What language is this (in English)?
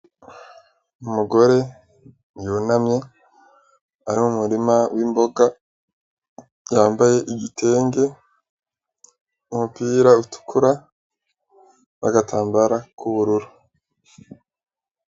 Rundi